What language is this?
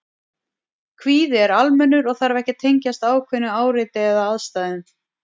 Icelandic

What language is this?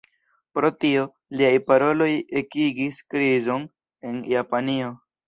Esperanto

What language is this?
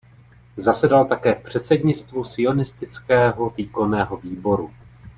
Czech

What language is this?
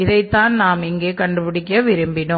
Tamil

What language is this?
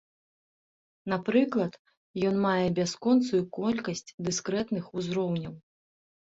Belarusian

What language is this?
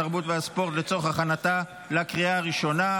Hebrew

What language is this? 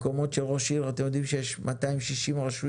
Hebrew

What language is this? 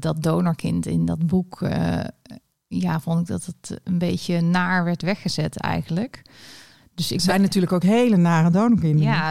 Dutch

